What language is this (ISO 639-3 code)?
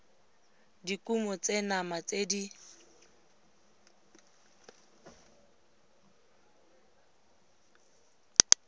tsn